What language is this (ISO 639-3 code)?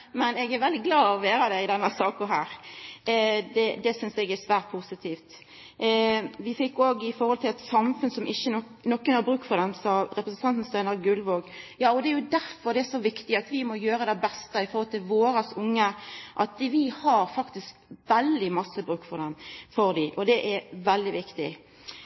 nno